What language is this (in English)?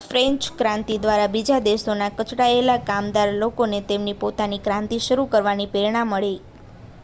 Gujarati